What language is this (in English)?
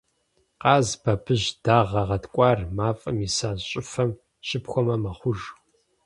Kabardian